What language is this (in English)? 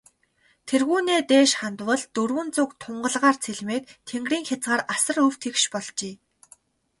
Mongolian